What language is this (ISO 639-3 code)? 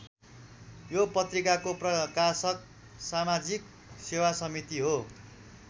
nep